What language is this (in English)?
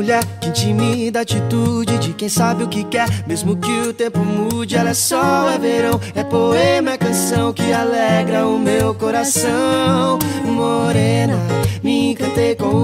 Portuguese